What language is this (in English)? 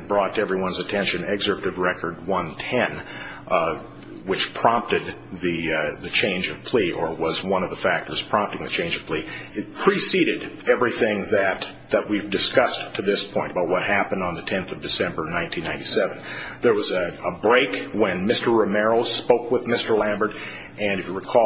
English